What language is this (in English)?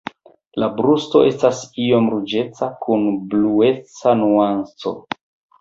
Esperanto